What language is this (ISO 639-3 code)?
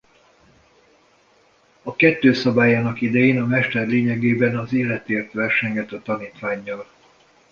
hun